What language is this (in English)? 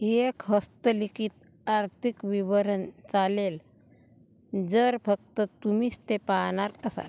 Marathi